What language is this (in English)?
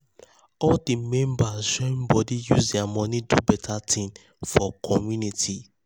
Nigerian Pidgin